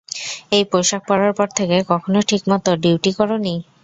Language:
Bangla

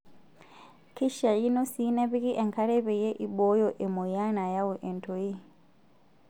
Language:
Masai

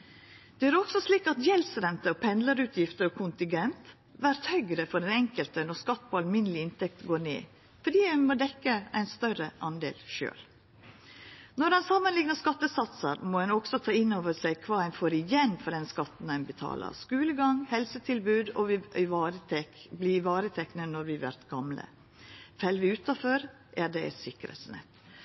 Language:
Norwegian Nynorsk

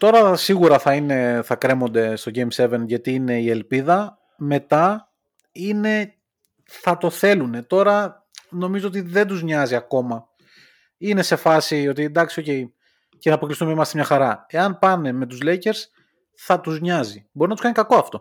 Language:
Greek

